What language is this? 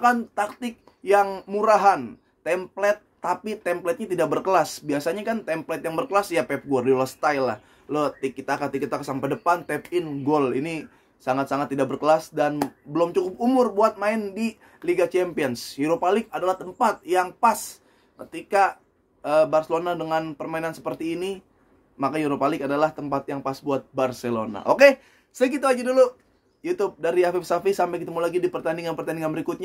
Indonesian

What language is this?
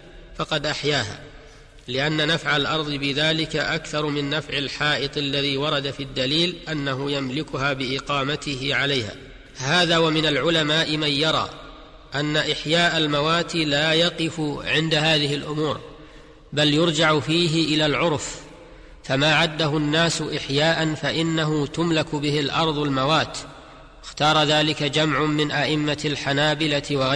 Arabic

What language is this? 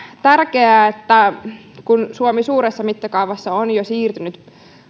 Finnish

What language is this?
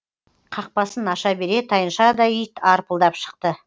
Kazakh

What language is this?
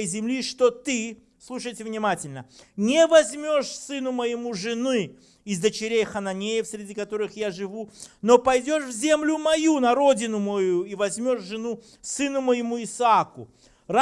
Russian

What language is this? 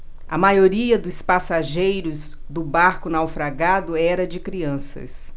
Portuguese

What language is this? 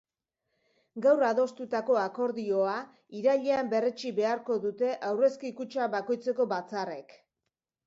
Basque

